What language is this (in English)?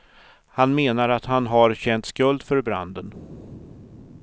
Swedish